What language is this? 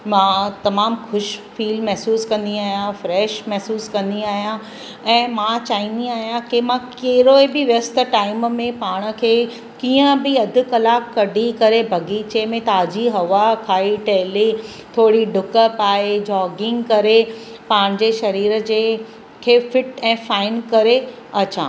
Sindhi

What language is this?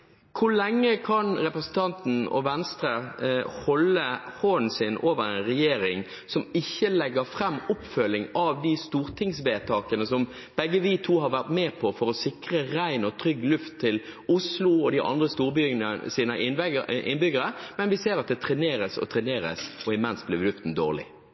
Norwegian Bokmål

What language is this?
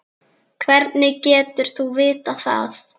Icelandic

